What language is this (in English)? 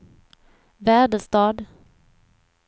Swedish